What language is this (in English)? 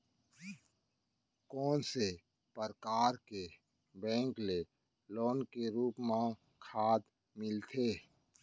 Chhattisgarhi